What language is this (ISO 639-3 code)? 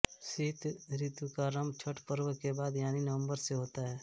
hin